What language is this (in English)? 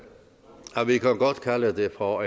Danish